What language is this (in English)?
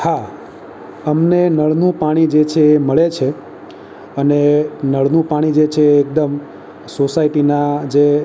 Gujarati